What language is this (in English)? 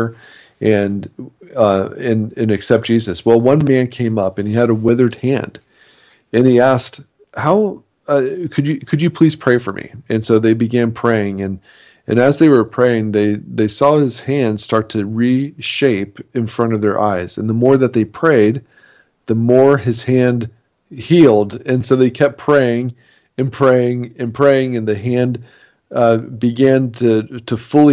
English